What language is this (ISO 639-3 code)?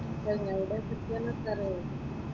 mal